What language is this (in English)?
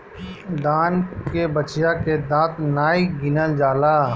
Bhojpuri